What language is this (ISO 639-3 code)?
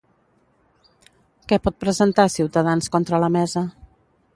cat